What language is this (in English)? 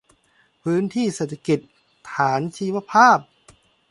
Thai